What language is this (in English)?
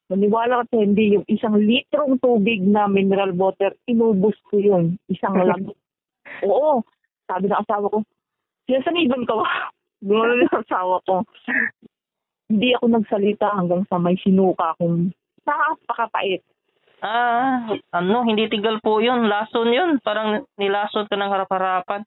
Filipino